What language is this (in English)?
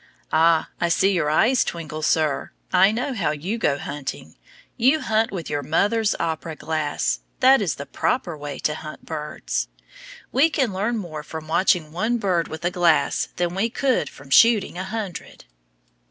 English